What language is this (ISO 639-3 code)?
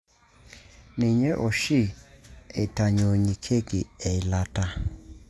mas